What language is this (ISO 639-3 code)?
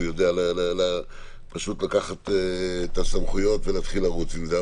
heb